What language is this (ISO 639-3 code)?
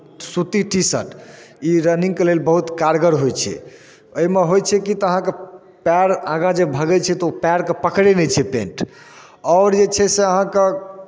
mai